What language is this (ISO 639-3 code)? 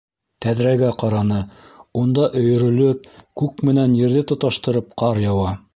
bak